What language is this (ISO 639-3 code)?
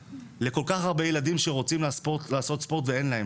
heb